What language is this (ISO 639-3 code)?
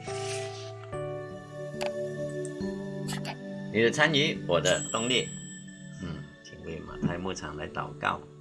zho